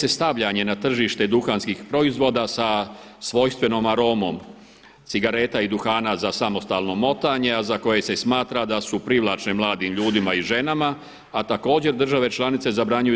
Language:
Croatian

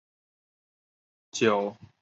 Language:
Chinese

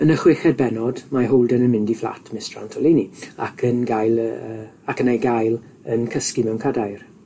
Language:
Welsh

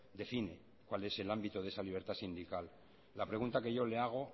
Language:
Spanish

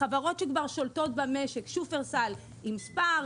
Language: Hebrew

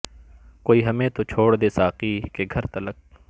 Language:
Urdu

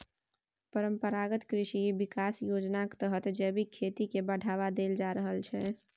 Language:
Maithili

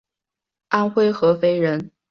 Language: Chinese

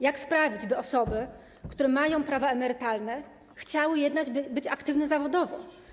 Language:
Polish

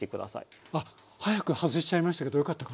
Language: Japanese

